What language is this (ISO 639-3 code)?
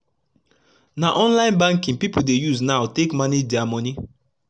pcm